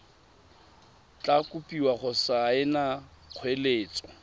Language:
Tswana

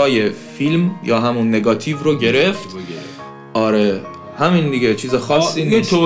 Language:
Persian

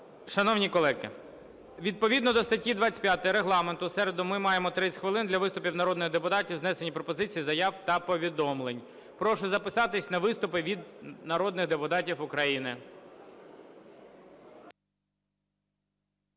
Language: Ukrainian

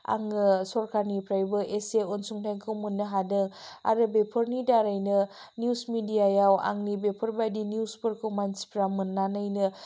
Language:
Bodo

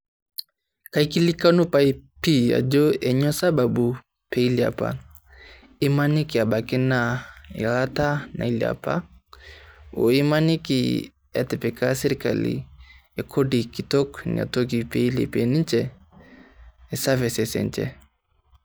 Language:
Masai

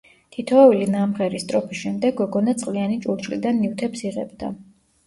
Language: Georgian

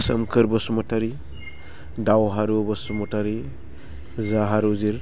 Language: Bodo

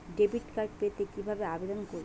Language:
Bangla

